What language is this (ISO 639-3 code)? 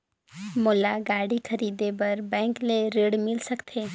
hne